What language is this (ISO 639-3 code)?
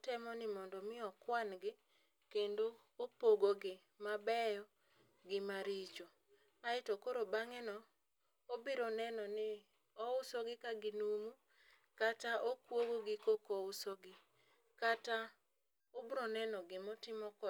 luo